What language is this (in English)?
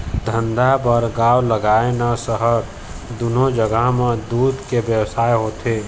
Chhattisgarhi